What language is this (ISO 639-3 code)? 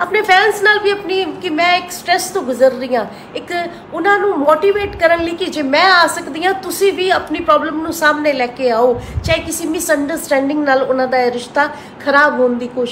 hin